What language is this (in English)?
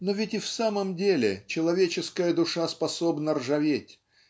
Russian